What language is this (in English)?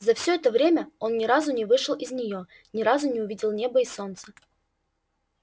Russian